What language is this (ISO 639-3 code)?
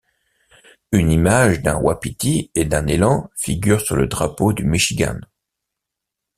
fra